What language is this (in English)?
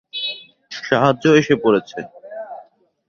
Bangla